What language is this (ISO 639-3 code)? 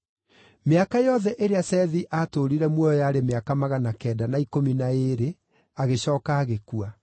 kik